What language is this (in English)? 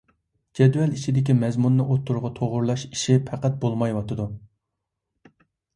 Uyghur